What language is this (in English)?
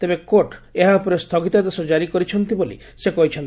Odia